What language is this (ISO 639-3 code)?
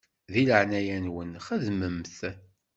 kab